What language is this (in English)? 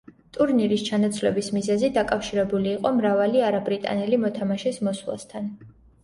Georgian